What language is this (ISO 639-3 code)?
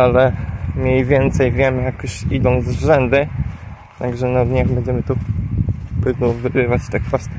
pol